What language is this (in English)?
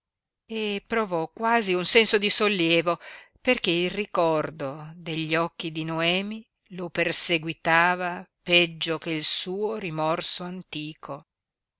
Italian